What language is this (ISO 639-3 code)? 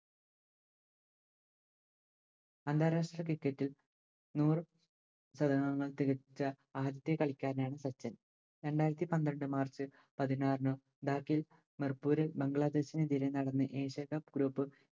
mal